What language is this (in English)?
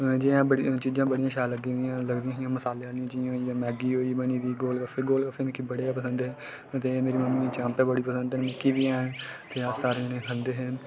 Dogri